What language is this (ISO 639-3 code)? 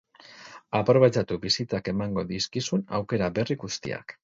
eus